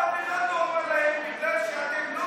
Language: Hebrew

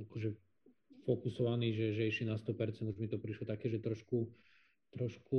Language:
Slovak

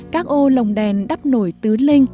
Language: Vietnamese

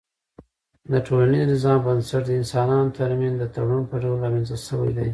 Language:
Pashto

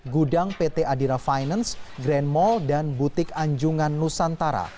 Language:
Indonesian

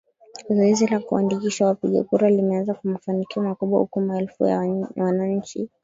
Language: Swahili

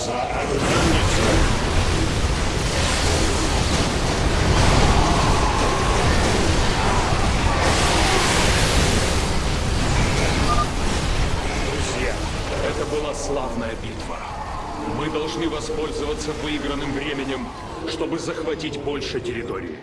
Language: Russian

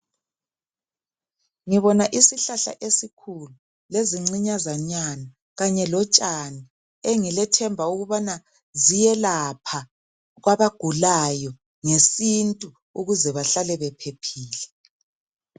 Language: North Ndebele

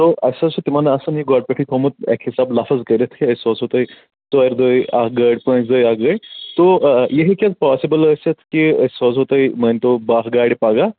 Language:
Kashmiri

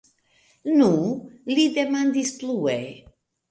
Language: Esperanto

